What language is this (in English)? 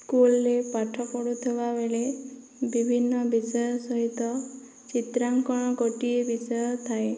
Odia